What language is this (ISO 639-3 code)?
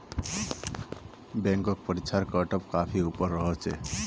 mag